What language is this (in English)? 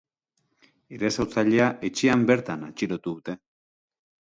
Basque